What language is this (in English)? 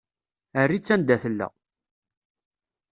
Kabyle